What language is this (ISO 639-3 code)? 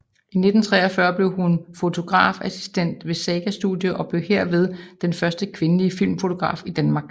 dan